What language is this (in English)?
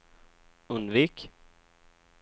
Swedish